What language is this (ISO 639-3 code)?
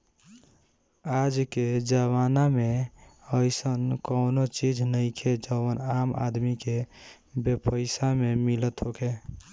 bho